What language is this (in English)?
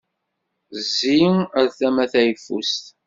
Kabyle